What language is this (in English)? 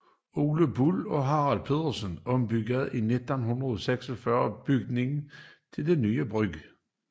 Danish